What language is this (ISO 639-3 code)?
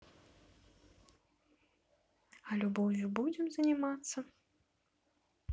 rus